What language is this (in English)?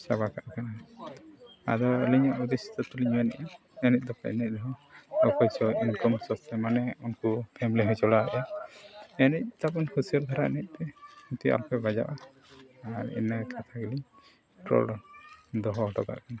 Santali